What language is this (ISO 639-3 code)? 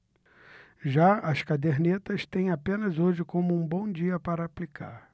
por